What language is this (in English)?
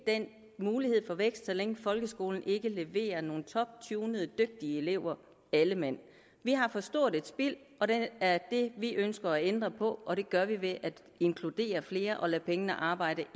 Danish